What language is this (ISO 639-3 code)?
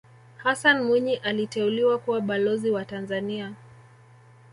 swa